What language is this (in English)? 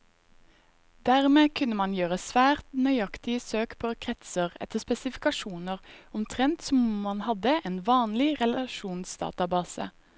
Norwegian